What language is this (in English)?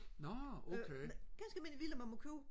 Danish